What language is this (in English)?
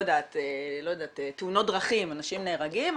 Hebrew